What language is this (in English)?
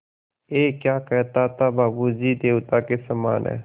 Hindi